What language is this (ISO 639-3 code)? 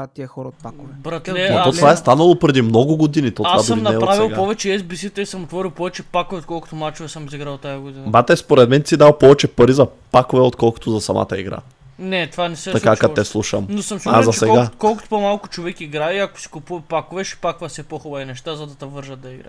bul